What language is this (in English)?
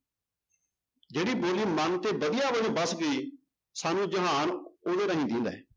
Punjabi